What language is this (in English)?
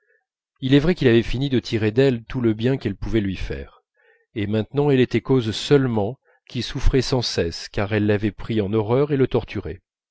French